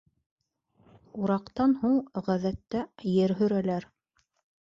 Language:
Bashkir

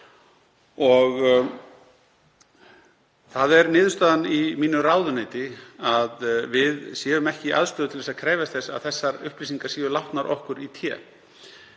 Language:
Icelandic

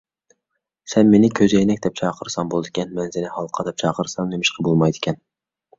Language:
Uyghur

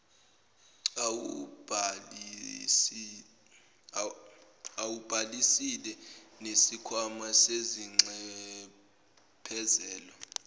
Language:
Zulu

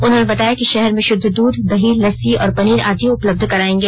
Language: Hindi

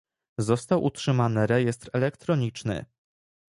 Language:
Polish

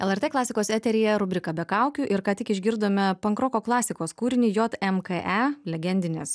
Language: Lithuanian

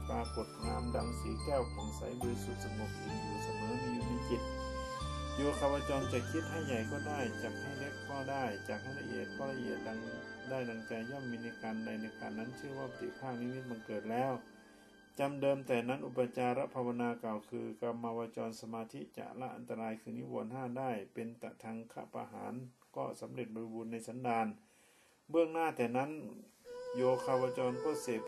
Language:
Thai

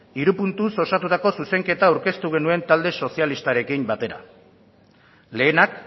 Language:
Basque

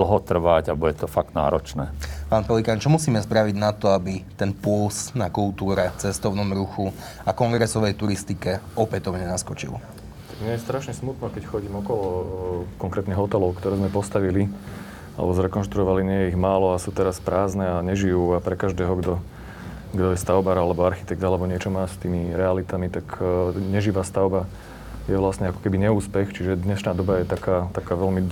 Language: Slovak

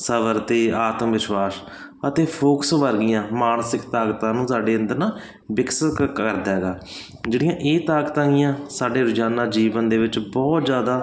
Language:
Punjabi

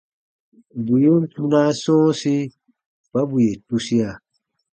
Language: Baatonum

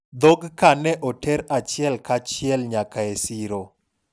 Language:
Luo (Kenya and Tanzania)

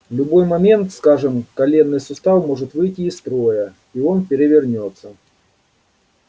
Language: Russian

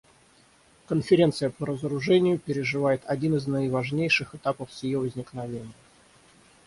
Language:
Russian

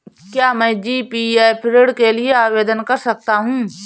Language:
Hindi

